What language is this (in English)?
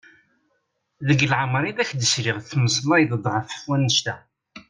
Kabyle